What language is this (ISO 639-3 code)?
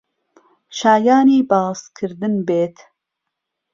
ckb